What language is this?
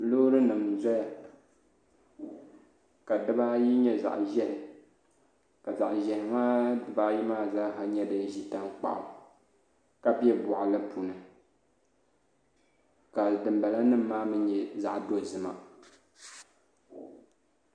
Dagbani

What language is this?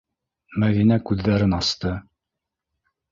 Bashkir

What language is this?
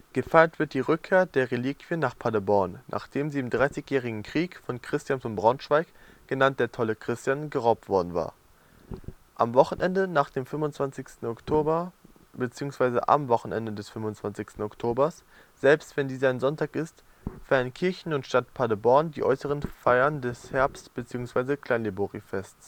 German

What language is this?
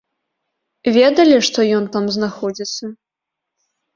Belarusian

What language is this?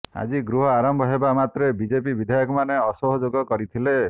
Odia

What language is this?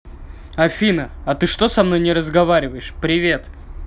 Russian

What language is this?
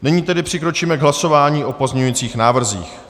Czech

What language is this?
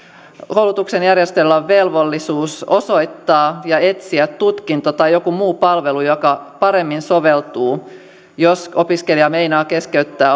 Finnish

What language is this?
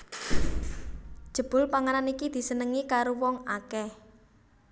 Javanese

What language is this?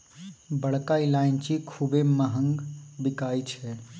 Maithili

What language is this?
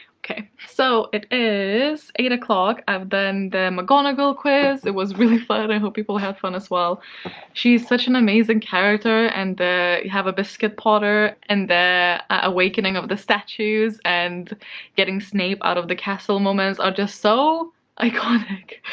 English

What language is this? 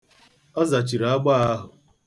Igbo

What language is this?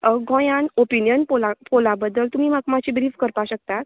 Konkani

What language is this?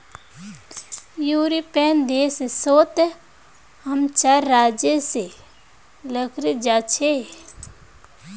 Magahi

